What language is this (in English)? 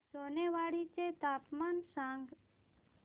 Marathi